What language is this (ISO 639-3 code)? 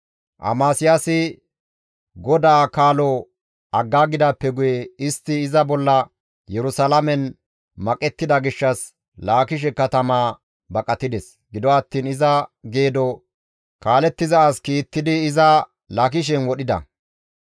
gmv